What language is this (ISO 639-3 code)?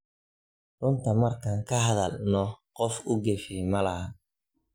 som